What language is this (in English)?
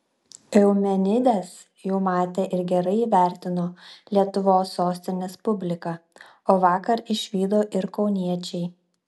Lithuanian